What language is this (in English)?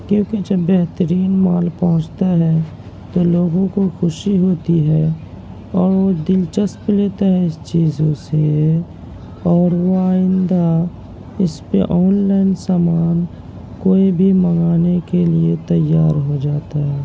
Urdu